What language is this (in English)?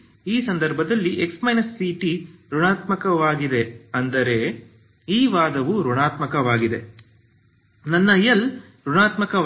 Kannada